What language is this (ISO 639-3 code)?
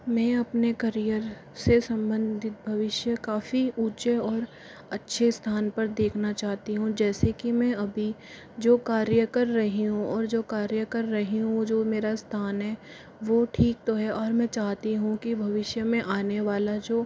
hin